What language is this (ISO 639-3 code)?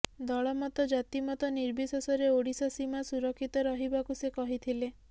ori